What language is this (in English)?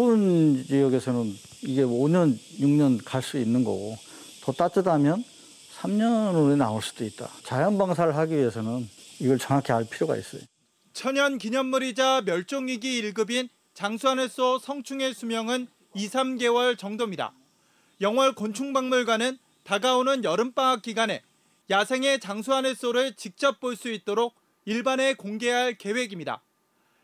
Korean